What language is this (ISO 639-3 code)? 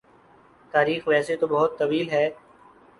urd